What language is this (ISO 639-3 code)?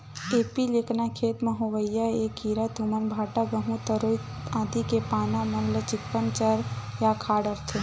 hne